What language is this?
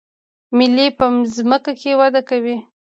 Pashto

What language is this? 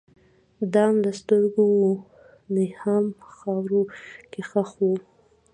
Pashto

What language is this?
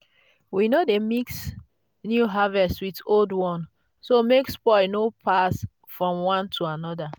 Nigerian Pidgin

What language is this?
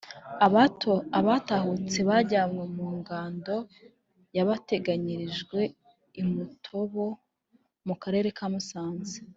Kinyarwanda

